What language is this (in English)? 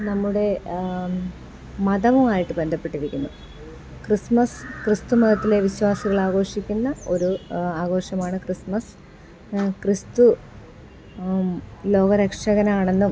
Malayalam